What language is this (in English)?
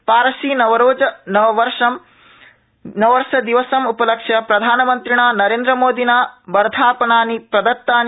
Sanskrit